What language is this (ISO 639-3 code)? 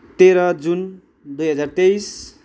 nep